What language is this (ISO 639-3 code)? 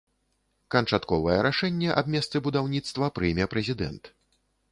bel